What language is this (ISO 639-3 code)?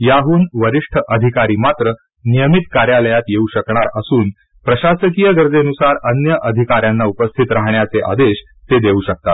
mar